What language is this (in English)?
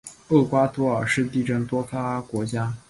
Chinese